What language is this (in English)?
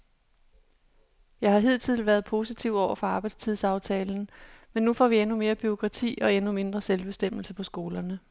Danish